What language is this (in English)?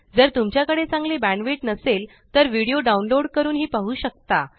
Marathi